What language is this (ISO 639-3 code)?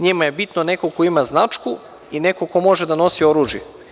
srp